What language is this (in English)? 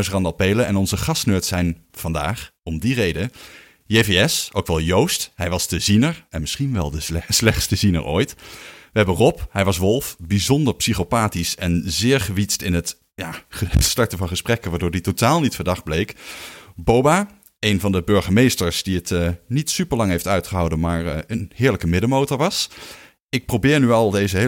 Dutch